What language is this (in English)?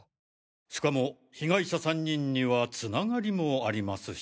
Japanese